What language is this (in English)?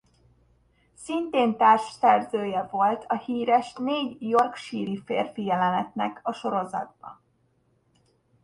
Hungarian